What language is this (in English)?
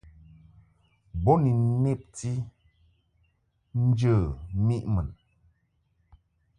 Mungaka